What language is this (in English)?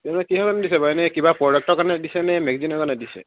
Assamese